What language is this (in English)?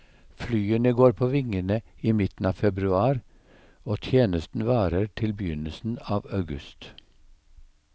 Norwegian